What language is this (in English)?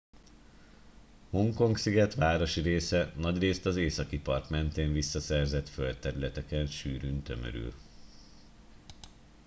Hungarian